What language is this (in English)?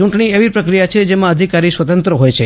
Gujarati